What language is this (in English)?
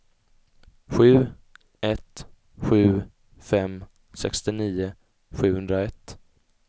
Swedish